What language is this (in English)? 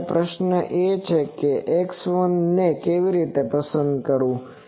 Gujarati